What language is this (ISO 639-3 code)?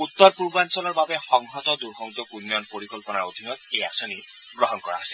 asm